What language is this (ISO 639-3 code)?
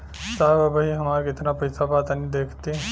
bho